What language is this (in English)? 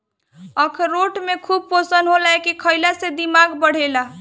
Bhojpuri